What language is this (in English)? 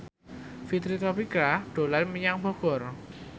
Javanese